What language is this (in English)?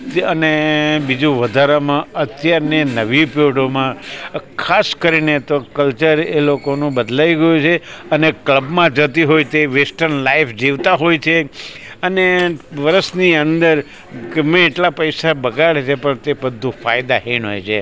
Gujarati